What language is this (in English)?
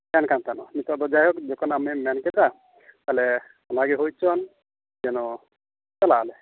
Santali